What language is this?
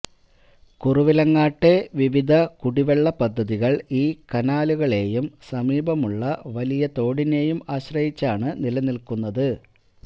Malayalam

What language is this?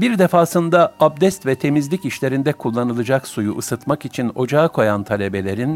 Turkish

